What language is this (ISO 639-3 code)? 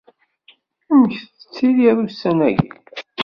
kab